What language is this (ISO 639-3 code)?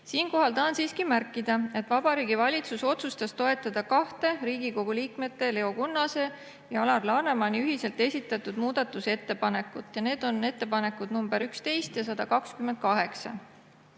est